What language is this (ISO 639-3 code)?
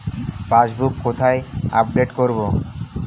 ben